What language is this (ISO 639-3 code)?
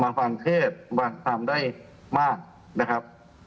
tha